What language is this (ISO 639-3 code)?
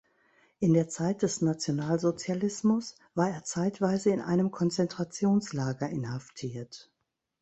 deu